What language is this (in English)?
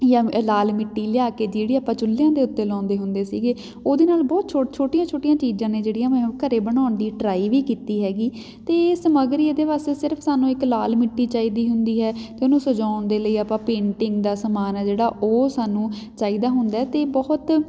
Punjabi